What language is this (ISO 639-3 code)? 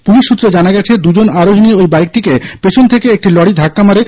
ben